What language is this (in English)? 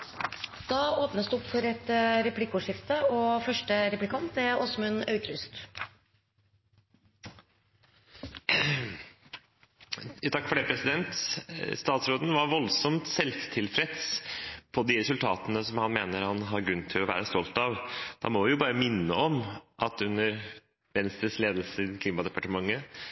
Norwegian